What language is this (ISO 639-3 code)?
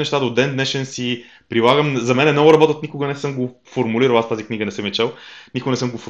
bul